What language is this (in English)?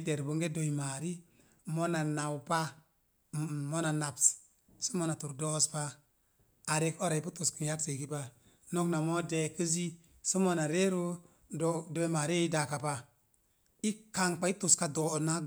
Mom Jango